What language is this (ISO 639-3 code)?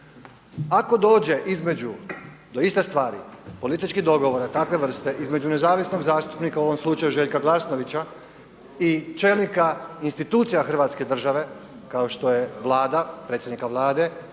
hrv